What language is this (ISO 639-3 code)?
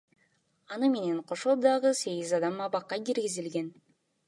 kir